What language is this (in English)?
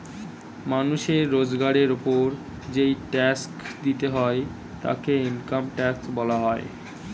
Bangla